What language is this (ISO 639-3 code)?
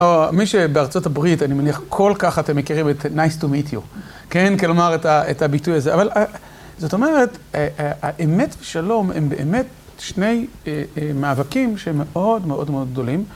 heb